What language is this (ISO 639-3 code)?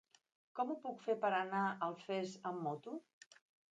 cat